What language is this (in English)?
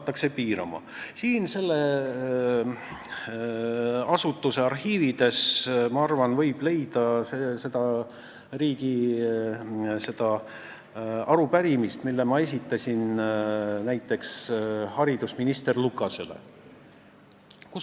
Estonian